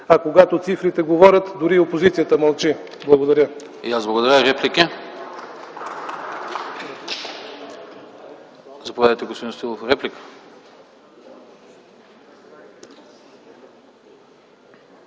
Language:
Bulgarian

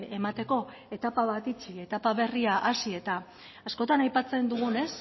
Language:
Basque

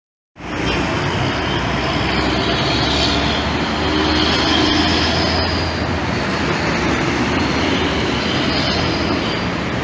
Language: Indonesian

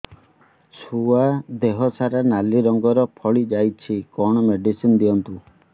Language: Odia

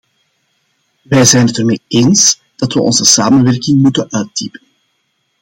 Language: Dutch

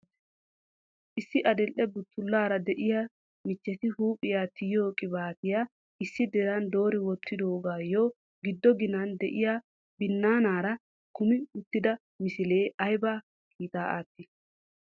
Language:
Wolaytta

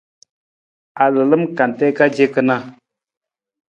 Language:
Nawdm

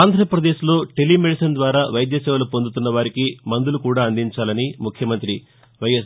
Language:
Telugu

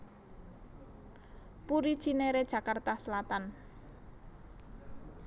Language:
Javanese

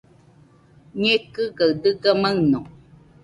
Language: Nüpode Huitoto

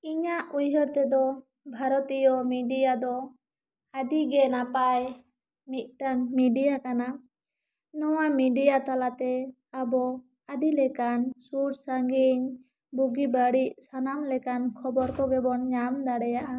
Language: Santali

